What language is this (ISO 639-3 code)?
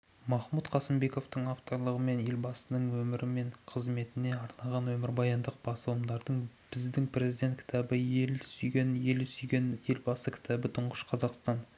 kaz